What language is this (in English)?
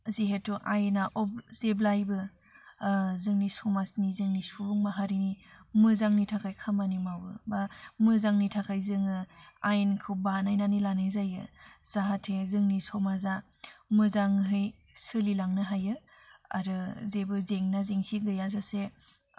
Bodo